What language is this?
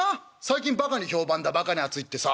Japanese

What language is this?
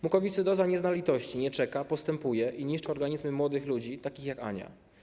Polish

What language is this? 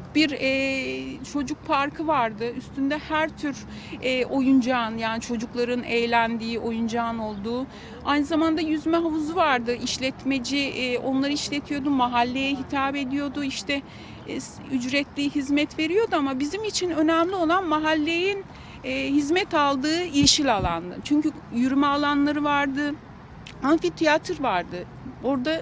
Turkish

